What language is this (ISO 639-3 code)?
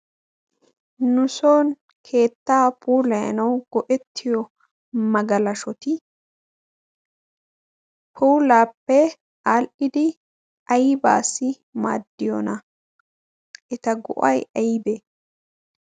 wal